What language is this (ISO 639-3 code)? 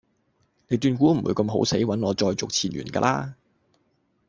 yue